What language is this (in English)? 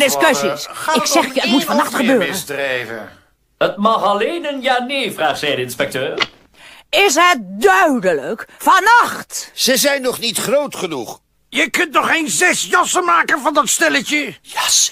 Dutch